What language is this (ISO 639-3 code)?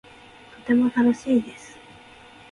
jpn